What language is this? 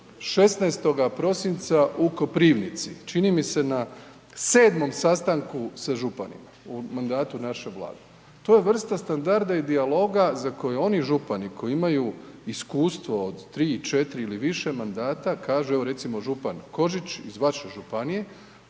Croatian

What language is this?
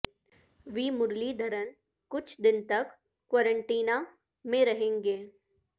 Urdu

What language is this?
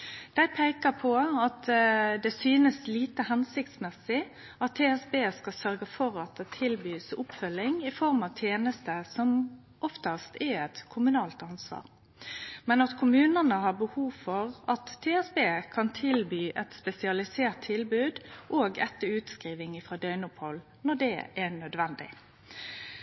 Norwegian Nynorsk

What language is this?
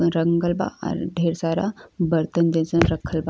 Bhojpuri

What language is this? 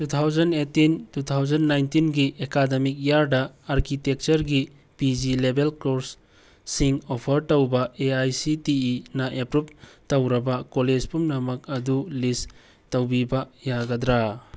Manipuri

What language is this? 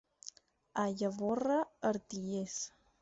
Catalan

